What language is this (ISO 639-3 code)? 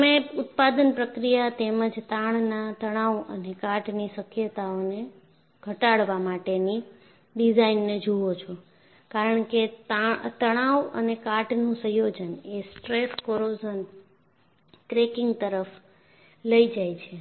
guj